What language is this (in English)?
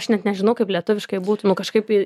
Lithuanian